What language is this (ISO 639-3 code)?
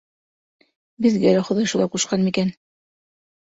bak